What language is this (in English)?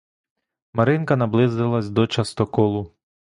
Ukrainian